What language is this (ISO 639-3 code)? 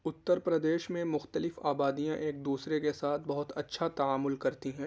urd